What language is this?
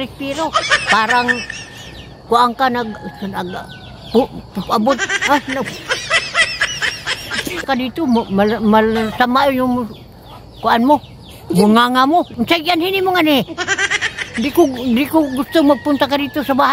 Indonesian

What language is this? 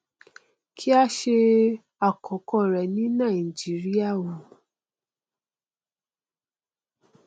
Yoruba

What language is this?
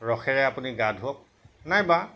Assamese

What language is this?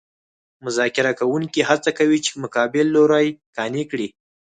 Pashto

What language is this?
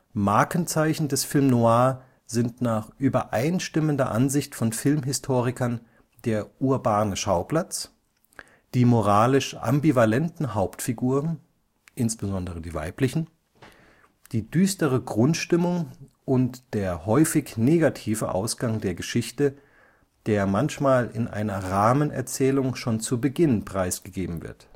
German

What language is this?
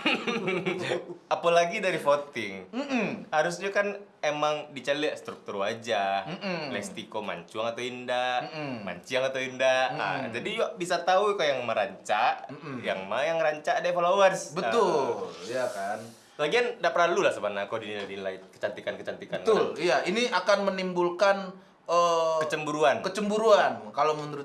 Indonesian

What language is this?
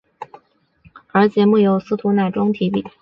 Chinese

